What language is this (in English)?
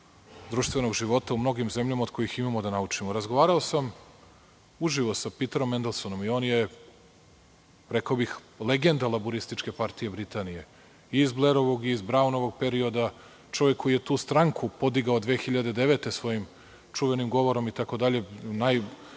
Serbian